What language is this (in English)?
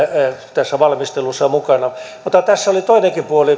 Finnish